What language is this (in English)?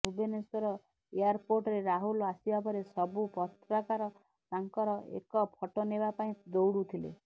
Odia